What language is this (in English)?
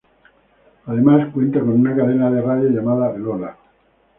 Spanish